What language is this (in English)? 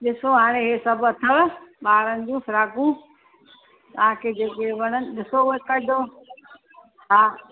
Sindhi